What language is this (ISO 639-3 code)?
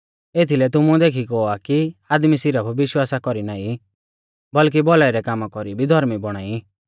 bfz